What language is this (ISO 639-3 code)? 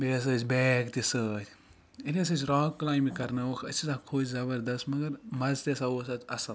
kas